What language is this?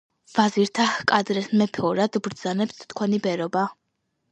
Georgian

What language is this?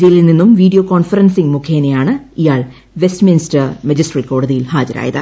Malayalam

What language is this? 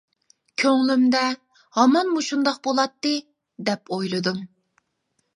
Uyghur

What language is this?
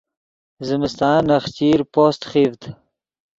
Yidgha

